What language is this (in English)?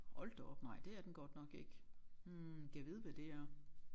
Danish